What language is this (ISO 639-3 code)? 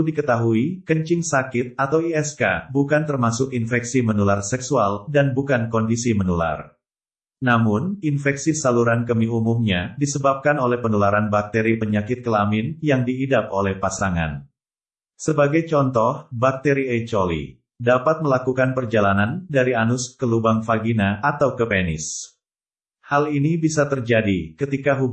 ind